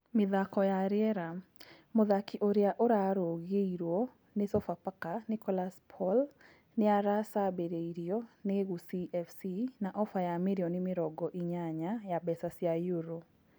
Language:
Kikuyu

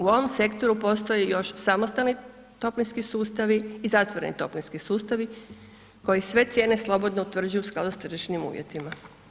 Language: Croatian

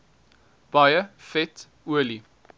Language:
Afrikaans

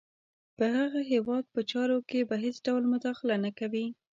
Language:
Pashto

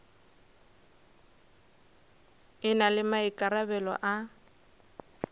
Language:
Northern Sotho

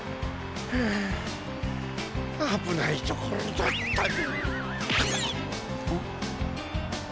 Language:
Japanese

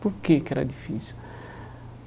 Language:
Portuguese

